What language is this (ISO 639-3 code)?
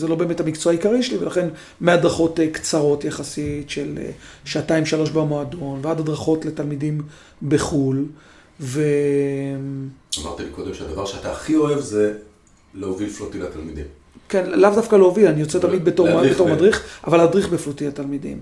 heb